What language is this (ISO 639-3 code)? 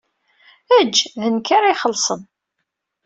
kab